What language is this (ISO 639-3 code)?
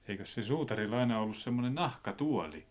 fin